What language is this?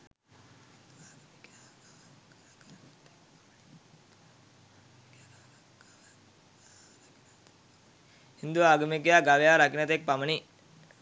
Sinhala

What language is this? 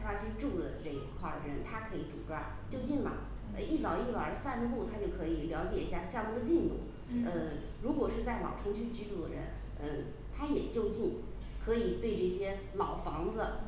Chinese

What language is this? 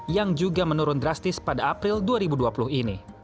Indonesian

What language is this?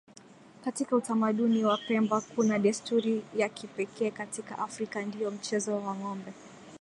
Swahili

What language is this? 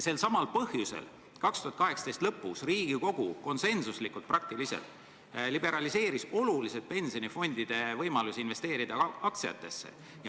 Estonian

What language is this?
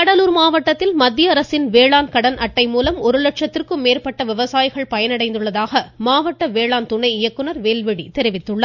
Tamil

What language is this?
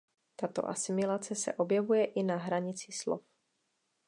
Czech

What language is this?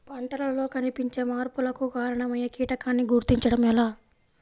Telugu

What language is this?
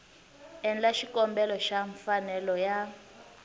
Tsonga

